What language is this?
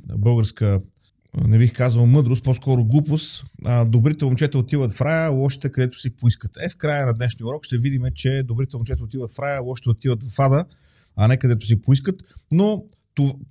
Bulgarian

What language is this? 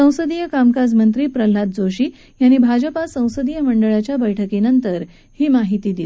Marathi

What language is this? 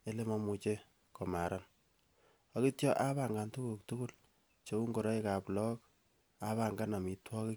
Kalenjin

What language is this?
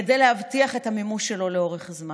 Hebrew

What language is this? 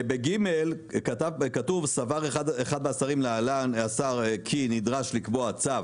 Hebrew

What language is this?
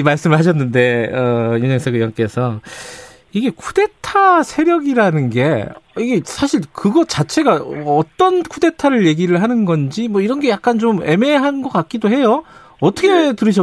Korean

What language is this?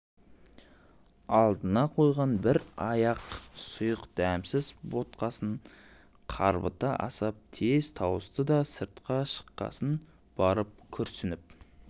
Kazakh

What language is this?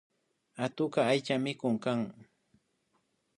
Imbabura Highland Quichua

